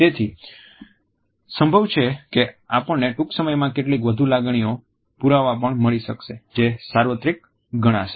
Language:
Gujarati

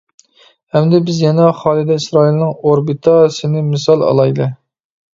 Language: Uyghur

